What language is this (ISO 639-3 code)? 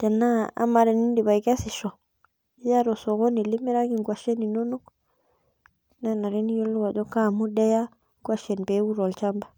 mas